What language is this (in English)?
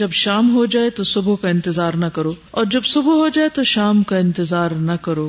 Urdu